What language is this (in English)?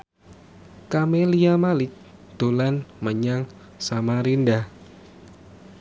Javanese